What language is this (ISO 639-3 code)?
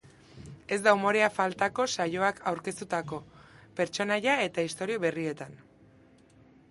eus